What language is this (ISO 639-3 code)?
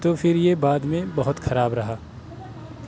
urd